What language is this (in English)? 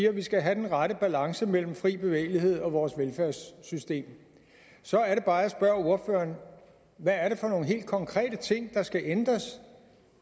Danish